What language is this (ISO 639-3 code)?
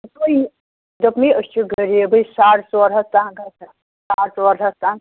kas